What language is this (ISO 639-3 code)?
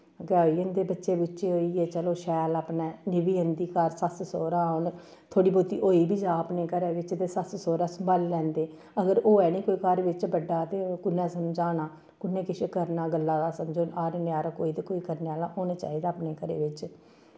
doi